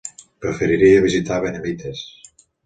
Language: Catalan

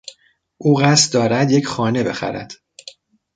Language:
Persian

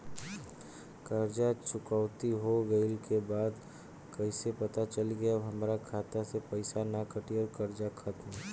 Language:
Bhojpuri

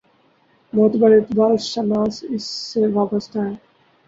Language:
Urdu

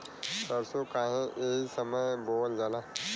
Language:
Bhojpuri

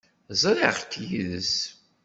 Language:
Kabyle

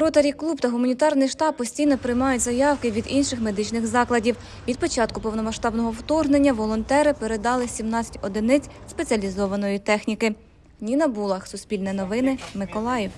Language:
Ukrainian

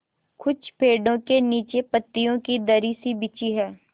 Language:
Hindi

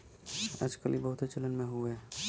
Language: Bhojpuri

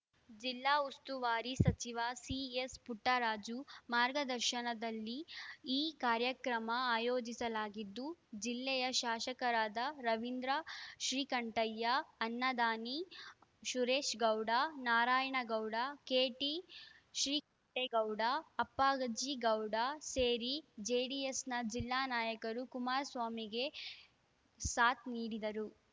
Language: Kannada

